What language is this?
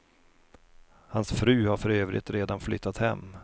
Swedish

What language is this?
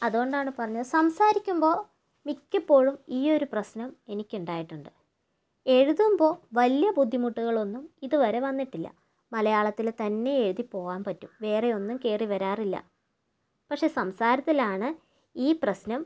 Malayalam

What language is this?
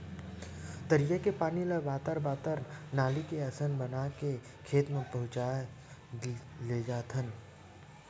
Chhattisgarhi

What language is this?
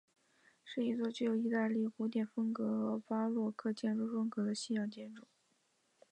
Chinese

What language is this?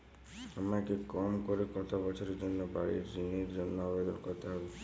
Bangla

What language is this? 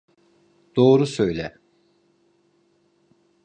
Turkish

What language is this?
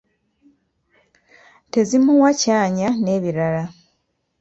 Ganda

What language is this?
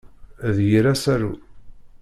Kabyle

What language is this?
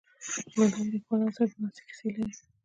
Pashto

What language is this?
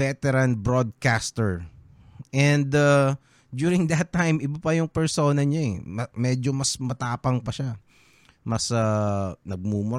Filipino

